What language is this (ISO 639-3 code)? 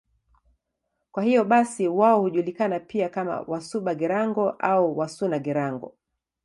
swa